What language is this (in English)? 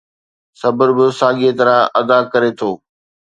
Sindhi